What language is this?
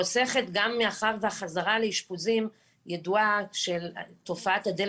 Hebrew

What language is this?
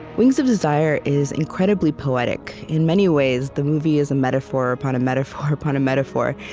English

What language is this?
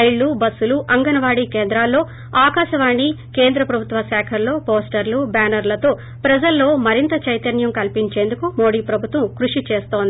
Telugu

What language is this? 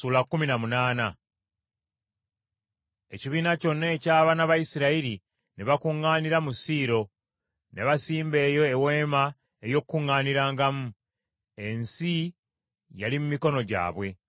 Ganda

